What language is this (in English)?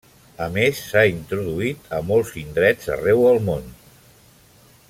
Catalan